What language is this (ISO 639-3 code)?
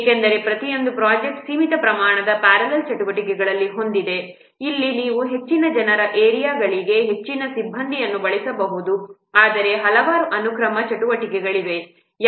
kan